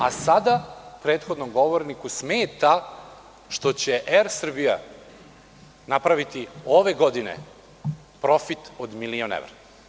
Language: Serbian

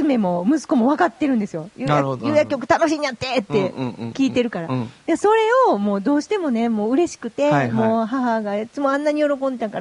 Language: Japanese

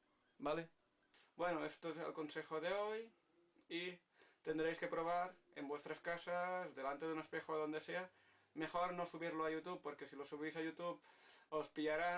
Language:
Spanish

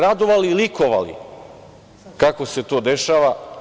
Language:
Serbian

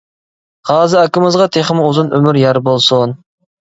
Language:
Uyghur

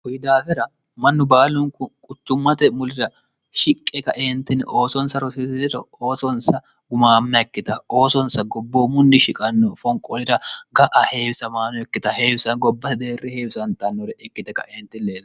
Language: Sidamo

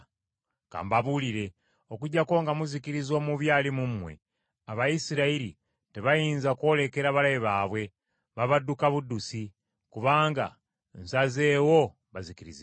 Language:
Ganda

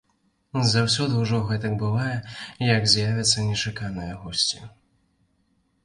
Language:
Belarusian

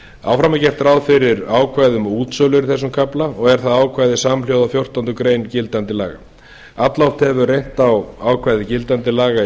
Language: Icelandic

